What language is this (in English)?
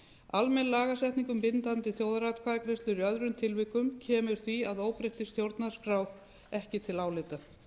Icelandic